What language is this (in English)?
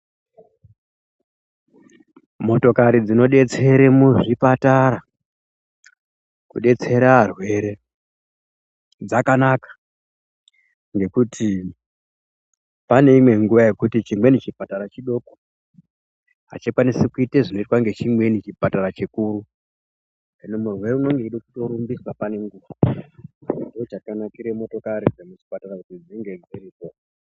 Ndau